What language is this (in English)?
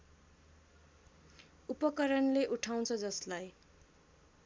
Nepali